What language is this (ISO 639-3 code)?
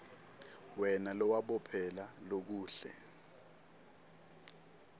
ssw